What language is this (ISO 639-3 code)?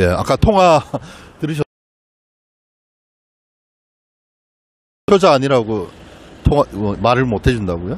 kor